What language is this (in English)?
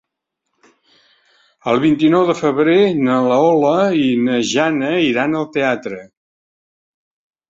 Catalan